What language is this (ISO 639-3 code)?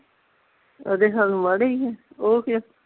pan